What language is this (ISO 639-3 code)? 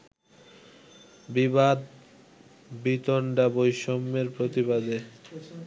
ben